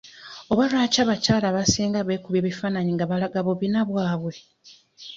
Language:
Ganda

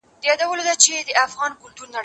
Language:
Pashto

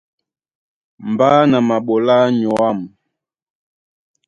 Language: Duala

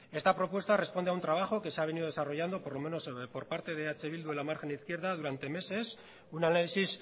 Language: Spanish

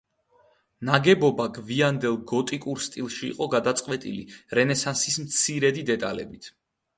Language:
Georgian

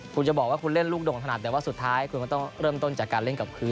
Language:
Thai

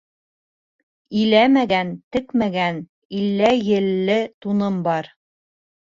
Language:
Bashkir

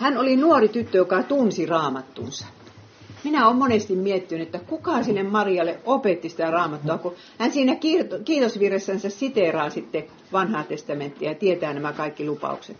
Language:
Finnish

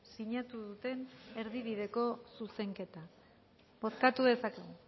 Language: Basque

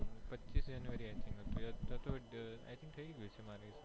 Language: Gujarati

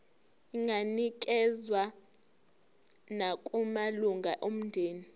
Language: Zulu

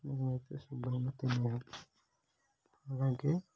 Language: Telugu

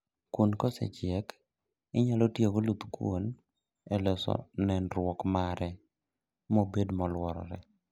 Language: Luo (Kenya and Tanzania)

